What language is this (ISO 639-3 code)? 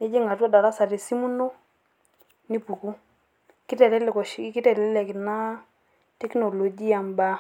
mas